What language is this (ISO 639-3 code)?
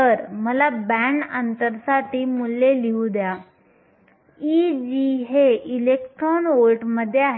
mar